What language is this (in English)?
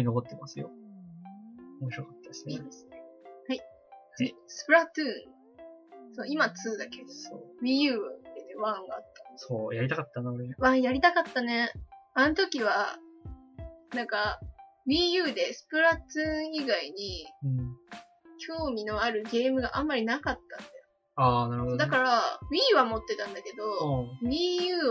Japanese